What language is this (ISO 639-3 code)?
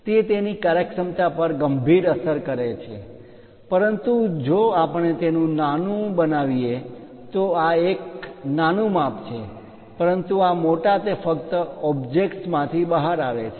guj